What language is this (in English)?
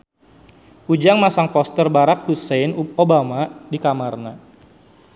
Sundanese